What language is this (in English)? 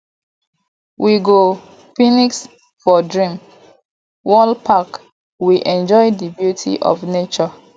Nigerian Pidgin